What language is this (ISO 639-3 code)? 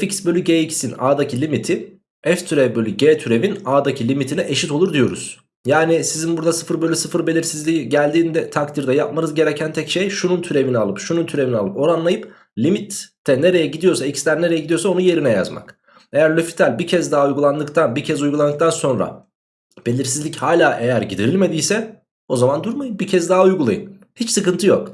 tur